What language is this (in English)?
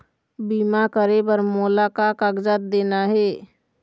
Chhattisgarhi